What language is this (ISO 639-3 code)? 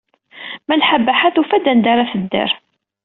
kab